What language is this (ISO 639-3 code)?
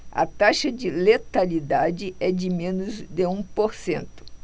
por